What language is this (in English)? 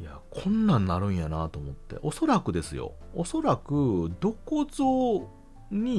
Japanese